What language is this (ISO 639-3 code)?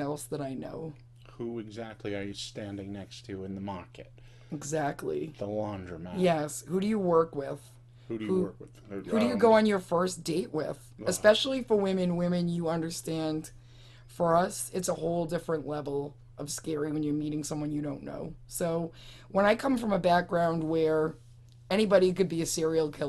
eng